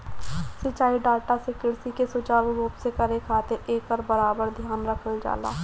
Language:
Bhojpuri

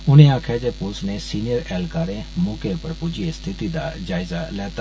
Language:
Dogri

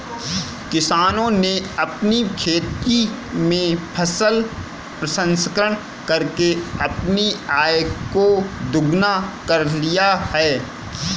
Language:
Hindi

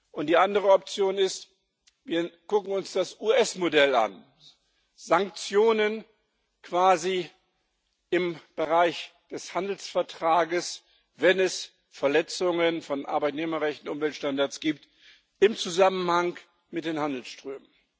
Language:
German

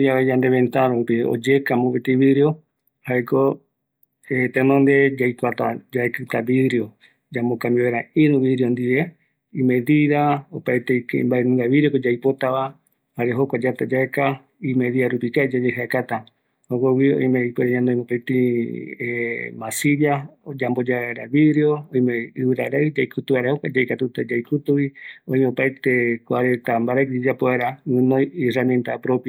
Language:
Eastern Bolivian Guaraní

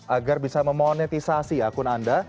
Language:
Indonesian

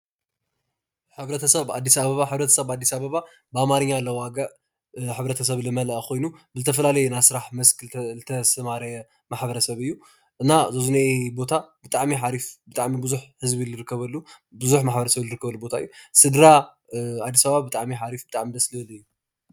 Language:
Tigrinya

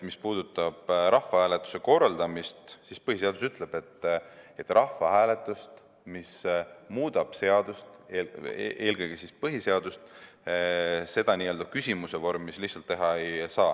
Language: Estonian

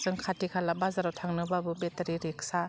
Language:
Bodo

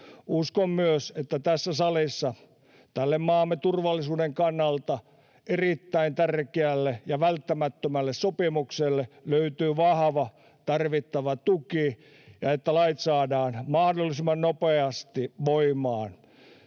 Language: Finnish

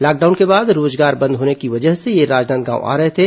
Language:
Hindi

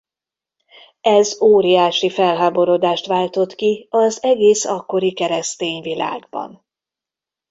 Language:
Hungarian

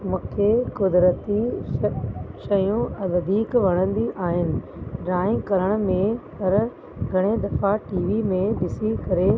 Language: Sindhi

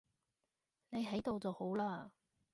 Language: Cantonese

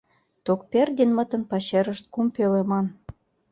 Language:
Mari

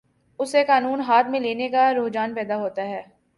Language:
Urdu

